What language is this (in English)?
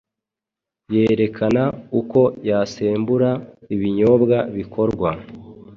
Kinyarwanda